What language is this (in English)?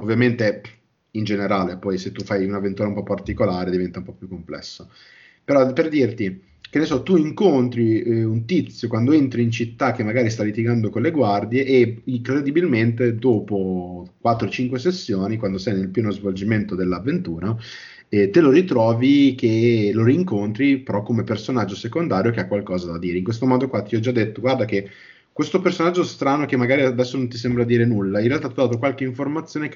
Italian